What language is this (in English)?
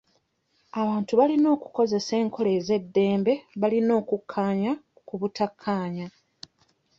Ganda